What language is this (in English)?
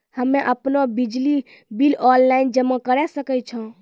Maithili